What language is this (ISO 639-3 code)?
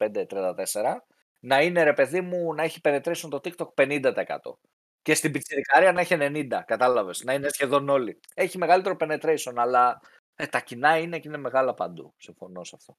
ell